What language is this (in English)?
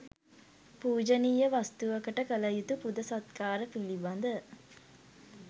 Sinhala